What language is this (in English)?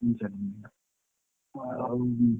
Odia